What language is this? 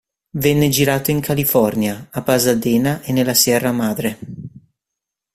Italian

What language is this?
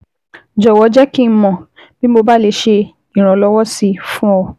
Yoruba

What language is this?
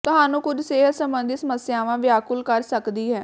Punjabi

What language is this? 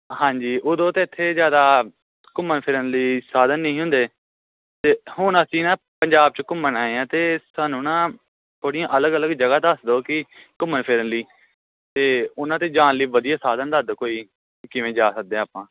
Punjabi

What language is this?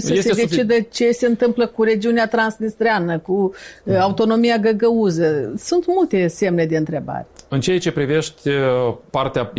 Romanian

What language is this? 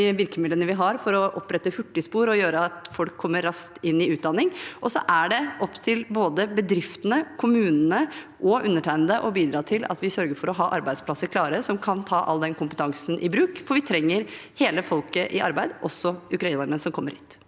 Norwegian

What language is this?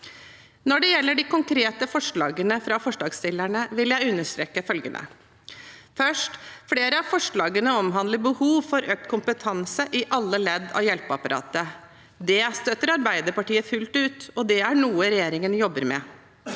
Norwegian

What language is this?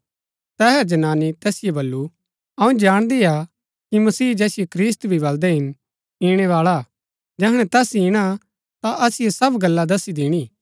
Gaddi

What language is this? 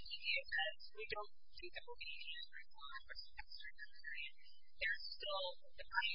English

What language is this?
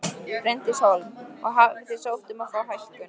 Icelandic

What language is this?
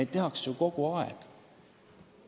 Estonian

